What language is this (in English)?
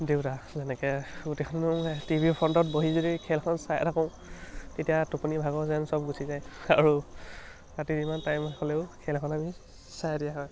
Assamese